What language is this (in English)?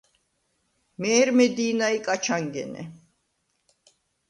Svan